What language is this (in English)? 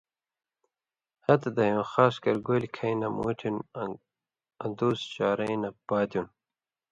Indus Kohistani